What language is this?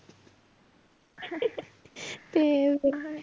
Punjabi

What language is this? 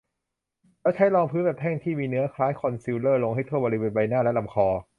Thai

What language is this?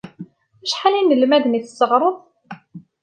Kabyle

